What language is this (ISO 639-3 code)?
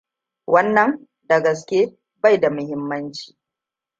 hau